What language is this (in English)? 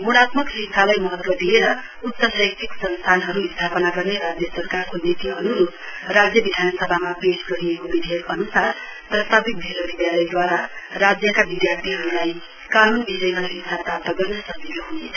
Nepali